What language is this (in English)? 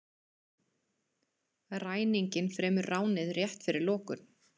Icelandic